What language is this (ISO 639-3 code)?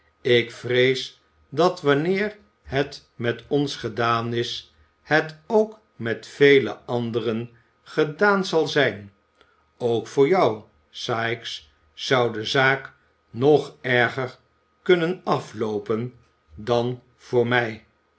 nld